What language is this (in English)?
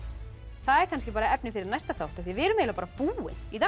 Icelandic